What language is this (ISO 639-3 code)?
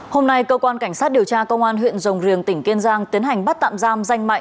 vie